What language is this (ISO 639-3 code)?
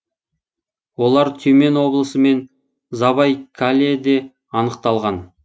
kaz